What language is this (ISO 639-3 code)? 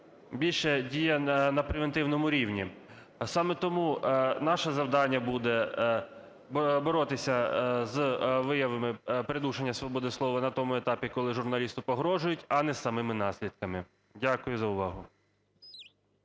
ukr